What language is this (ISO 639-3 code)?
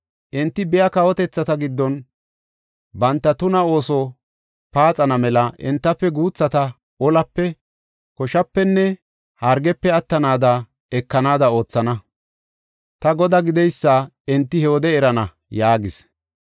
gof